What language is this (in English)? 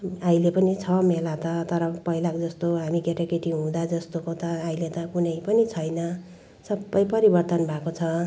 Nepali